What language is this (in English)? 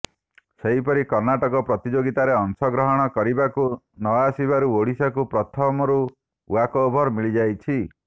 Odia